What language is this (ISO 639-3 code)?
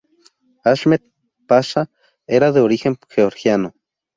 spa